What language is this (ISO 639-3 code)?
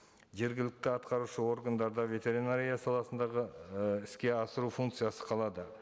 kaz